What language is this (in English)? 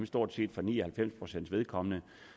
Danish